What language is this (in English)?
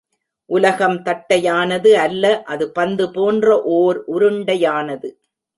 Tamil